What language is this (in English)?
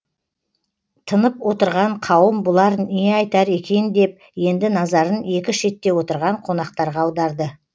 Kazakh